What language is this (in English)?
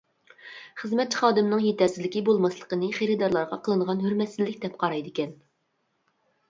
Uyghur